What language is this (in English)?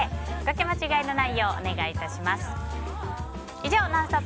Japanese